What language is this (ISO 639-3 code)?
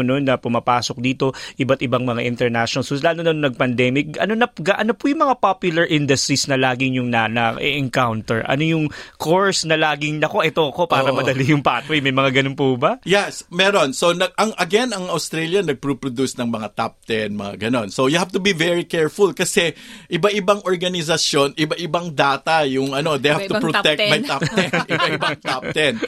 fil